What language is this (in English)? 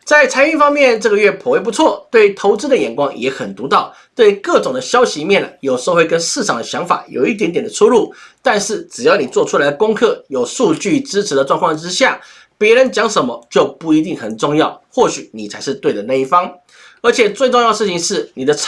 Chinese